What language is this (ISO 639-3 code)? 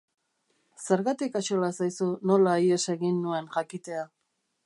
eus